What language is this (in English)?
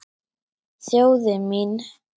Icelandic